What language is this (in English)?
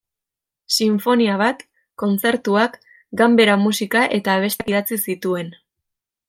Basque